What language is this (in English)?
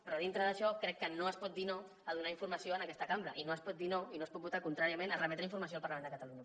Catalan